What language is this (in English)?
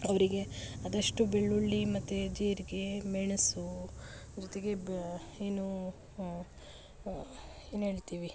Kannada